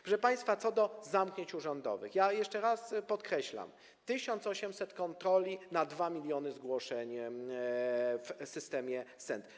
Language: Polish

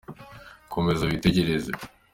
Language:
Kinyarwanda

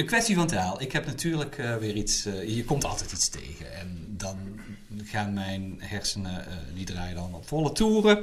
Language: Dutch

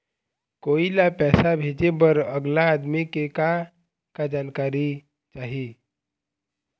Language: Chhattisgarhi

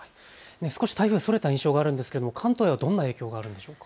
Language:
Japanese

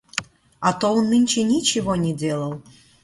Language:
Russian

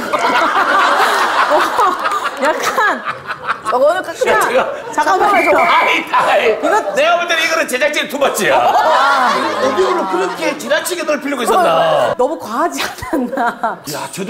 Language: Korean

